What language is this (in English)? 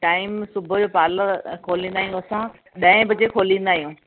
Sindhi